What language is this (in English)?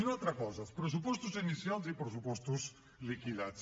Catalan